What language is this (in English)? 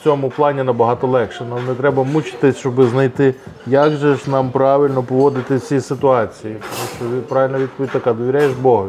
Ukrainian